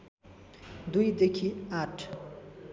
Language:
Nepali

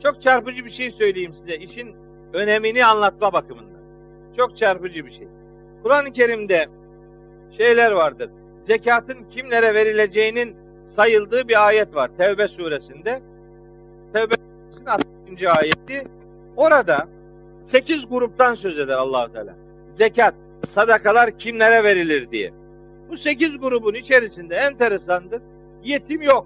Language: Turkish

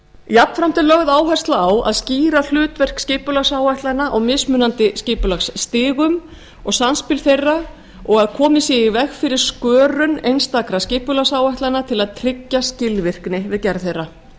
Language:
Icelandic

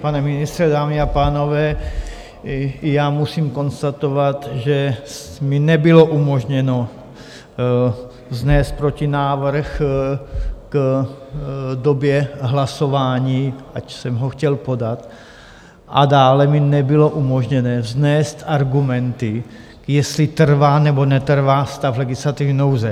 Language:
Czech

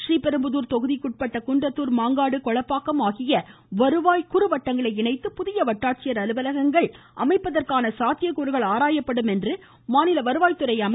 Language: Tamil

